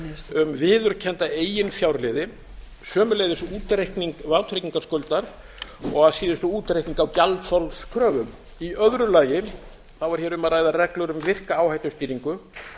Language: Icelandic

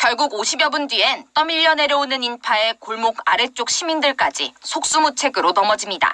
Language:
Korean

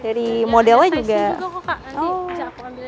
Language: Indonesian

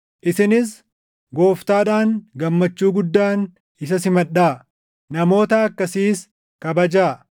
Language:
Oromo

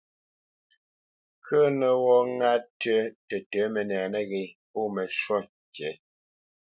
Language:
Bamenyam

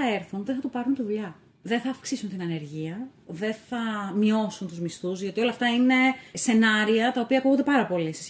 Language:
Greek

